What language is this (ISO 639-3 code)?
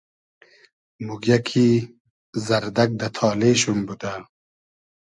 haz